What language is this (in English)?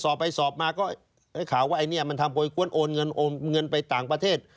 Thai